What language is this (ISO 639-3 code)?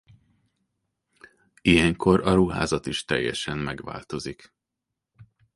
hun